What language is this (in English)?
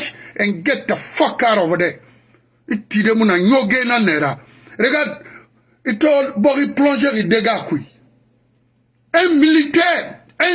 French